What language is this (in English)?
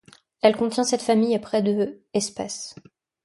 French